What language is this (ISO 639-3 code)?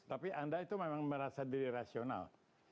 ind